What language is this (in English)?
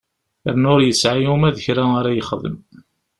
Kabyle